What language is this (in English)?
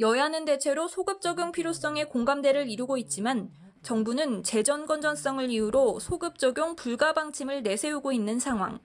Korean